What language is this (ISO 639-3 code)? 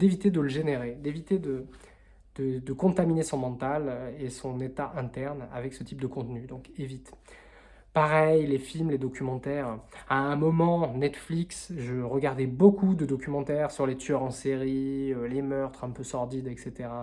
fra